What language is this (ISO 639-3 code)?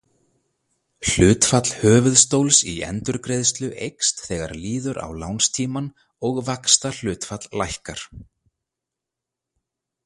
isl